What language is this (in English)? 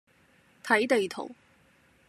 Cantonese